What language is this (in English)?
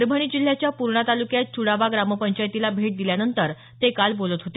Marathi